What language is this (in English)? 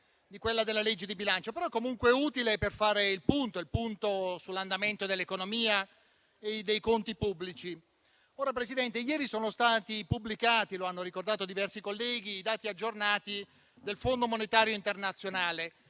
Italian